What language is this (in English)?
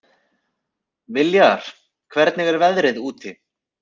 Icelandic